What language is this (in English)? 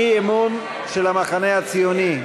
Hebrew